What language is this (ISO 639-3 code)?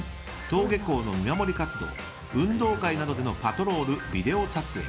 jpn